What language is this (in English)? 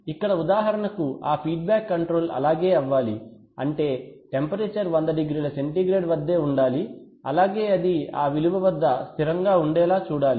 Telugu